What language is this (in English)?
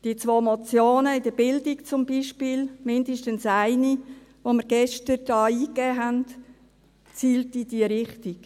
Swiss German